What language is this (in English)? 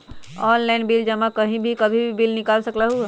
Magahi